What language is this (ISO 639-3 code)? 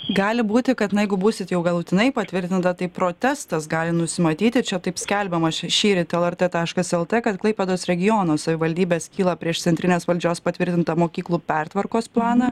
lit